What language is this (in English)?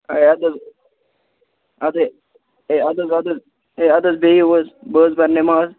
Kashmiri